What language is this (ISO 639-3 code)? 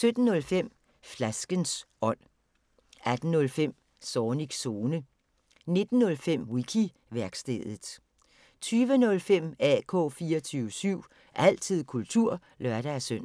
dan